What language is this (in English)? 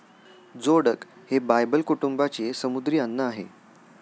Marathi